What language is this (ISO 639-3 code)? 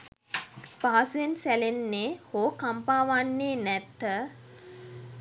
sin